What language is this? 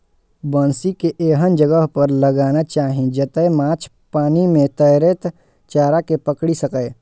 Maithili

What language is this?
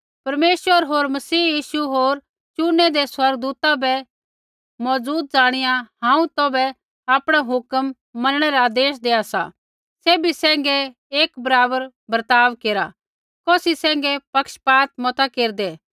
Kullu Pahari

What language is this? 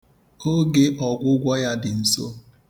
Igbo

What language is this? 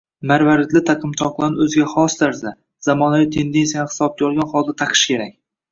Uzbek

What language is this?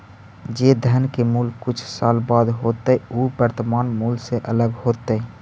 Magahi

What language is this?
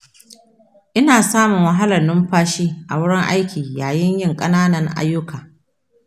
Hausa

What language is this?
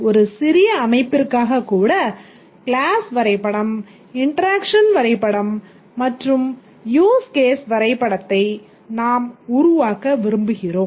Tamil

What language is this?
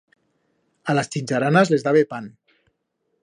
Aragonese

